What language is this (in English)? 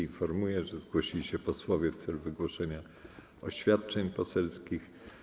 Polish